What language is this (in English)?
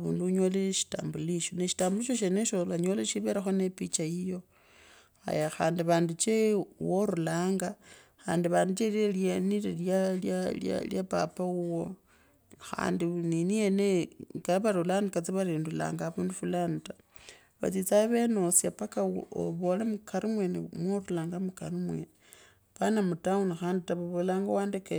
Kabras